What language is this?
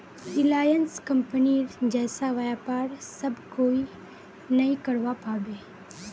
Magahi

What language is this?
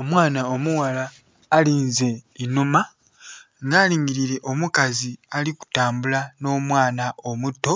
Soga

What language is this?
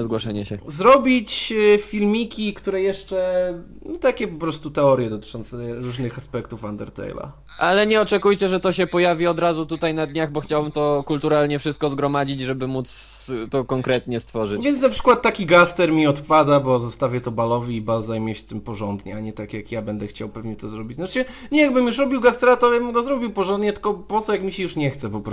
Polish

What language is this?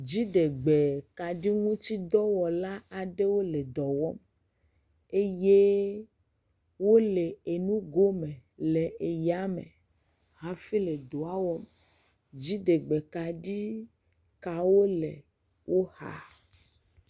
Ewe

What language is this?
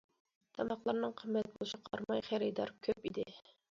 Uyghur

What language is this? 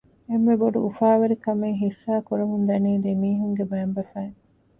Divehi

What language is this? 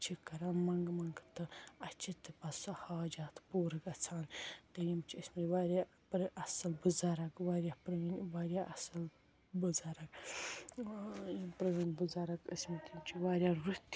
Kashmiri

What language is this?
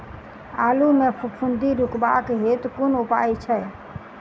Maithili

